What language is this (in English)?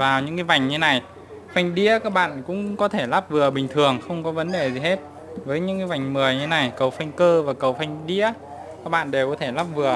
Vietnamese